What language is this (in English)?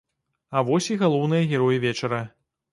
Belarusian